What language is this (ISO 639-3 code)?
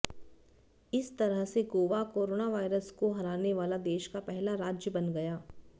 hin